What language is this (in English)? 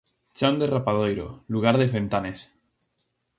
Galician